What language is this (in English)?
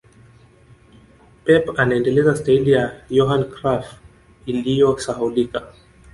Swahili